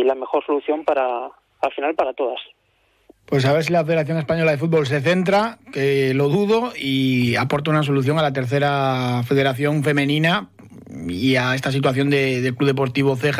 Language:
Spanish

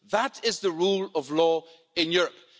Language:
English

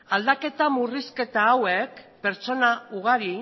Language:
Basque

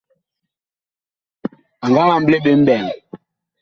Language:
Bakoko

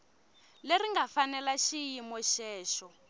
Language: Tsonga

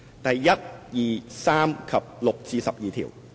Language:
Cantonese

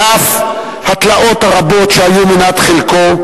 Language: Hebrew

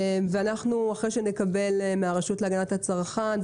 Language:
Hebrew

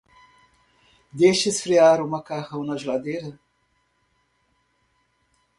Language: Portuguese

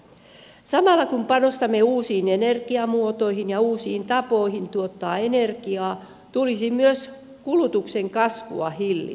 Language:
Finnish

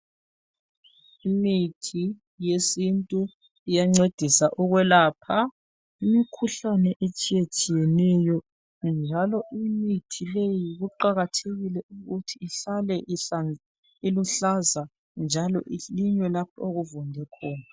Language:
North Ndebele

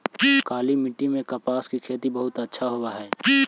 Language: Magahi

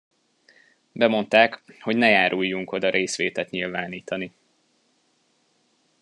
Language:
Hungarian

